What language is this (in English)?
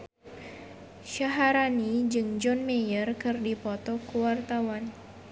Sundanese